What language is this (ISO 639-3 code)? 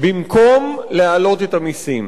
heb